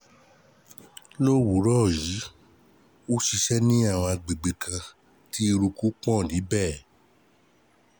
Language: Yoruba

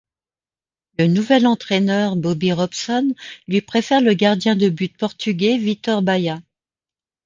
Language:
French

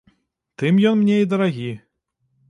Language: Belarusian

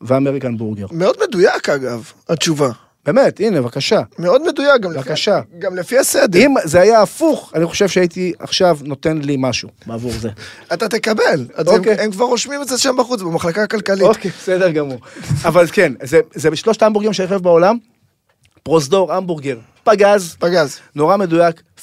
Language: Hebrew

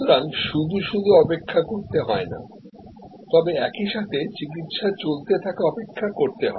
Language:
Bangla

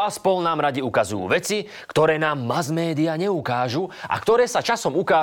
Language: Slovak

